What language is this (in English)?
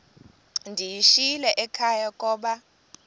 Xhosa